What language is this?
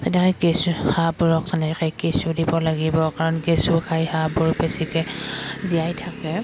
Assamese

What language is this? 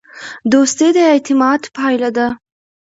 Pashto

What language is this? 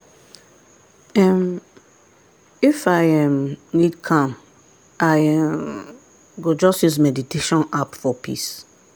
Nigerian Pidgin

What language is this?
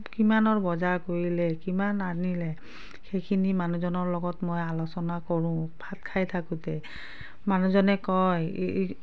Assamese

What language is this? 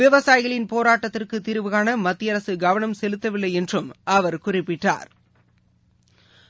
Tamil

